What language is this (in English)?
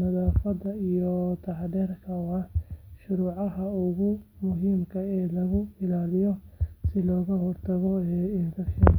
Somali